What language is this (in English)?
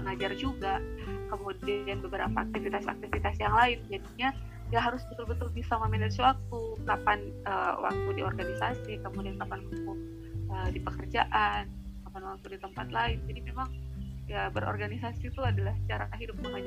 Indonesian